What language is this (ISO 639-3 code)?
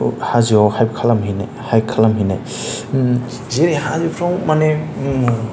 brx